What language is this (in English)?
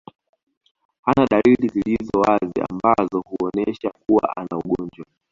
Swahili